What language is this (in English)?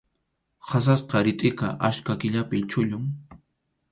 Arequipa-La Unión Quechua